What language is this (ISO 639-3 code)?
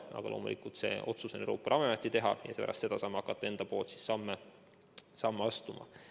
est